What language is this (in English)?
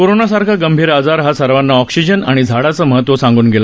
Marathi